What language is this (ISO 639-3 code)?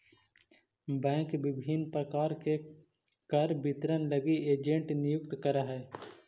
mag